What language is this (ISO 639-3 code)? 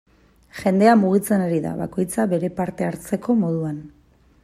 eus